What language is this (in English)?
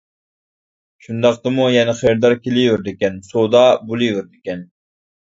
Uyghur